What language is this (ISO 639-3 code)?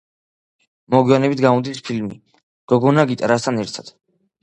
kat